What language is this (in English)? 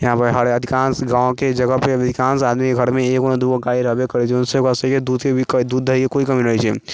Maithili